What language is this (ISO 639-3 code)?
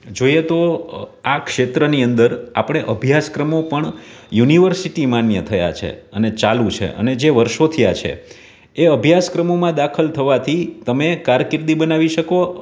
guj